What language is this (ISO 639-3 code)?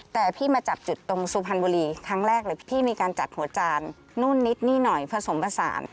tha